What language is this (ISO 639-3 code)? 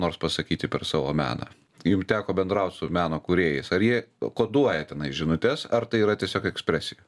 lit